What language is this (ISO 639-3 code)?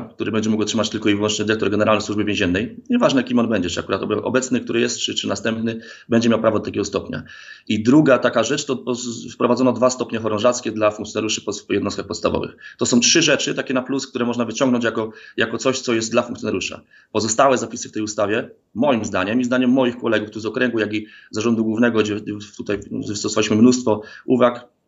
pol